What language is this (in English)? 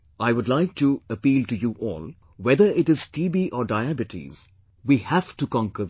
English